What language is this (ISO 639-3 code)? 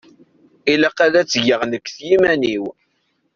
kab